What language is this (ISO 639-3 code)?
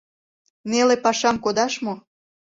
chm